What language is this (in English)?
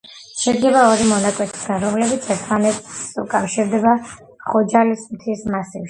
Georgian